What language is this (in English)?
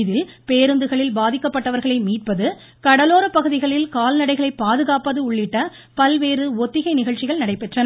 Tamil